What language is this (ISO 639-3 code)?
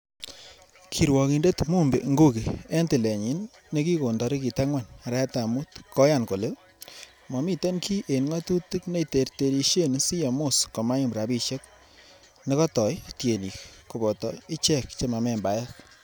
kln